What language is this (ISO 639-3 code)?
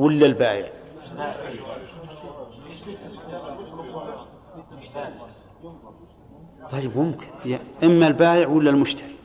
ara